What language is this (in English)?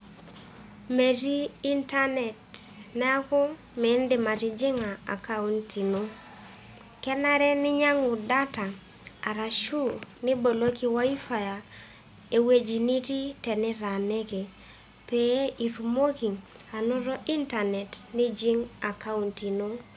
Masai